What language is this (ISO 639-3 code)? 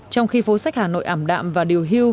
vie